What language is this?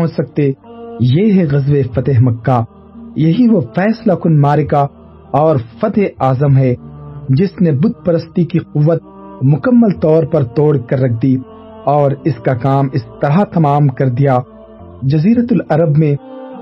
Urdu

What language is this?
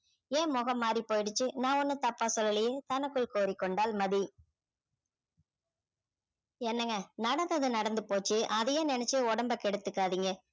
Tamil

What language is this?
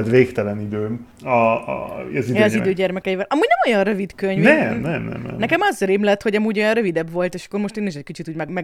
Hungarian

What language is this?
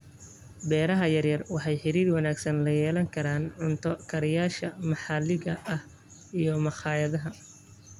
Somali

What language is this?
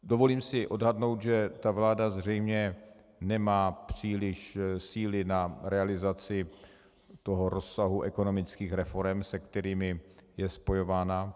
Czech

